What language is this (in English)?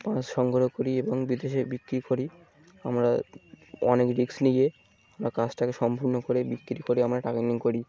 Bangla